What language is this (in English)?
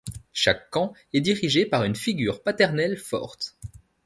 French